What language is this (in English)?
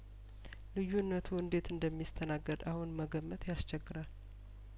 Amharic